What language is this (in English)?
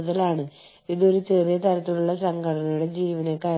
Malayalam